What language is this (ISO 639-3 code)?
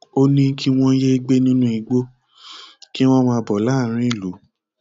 yor